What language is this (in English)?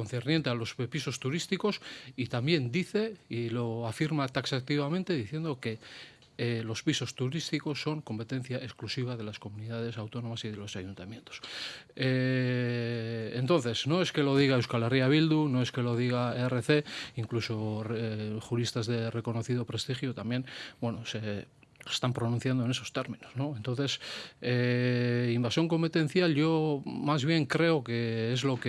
Spanish